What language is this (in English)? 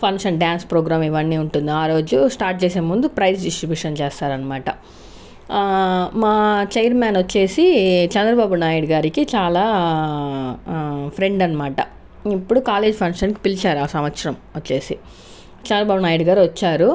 Telugu